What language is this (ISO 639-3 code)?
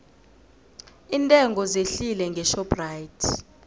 nbl